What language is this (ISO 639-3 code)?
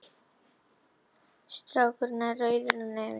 isl